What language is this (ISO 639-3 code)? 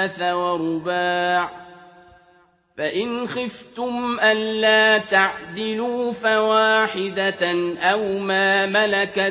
ara